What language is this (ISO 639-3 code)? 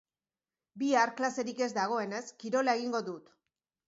eus